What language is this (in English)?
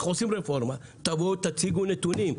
Hebrew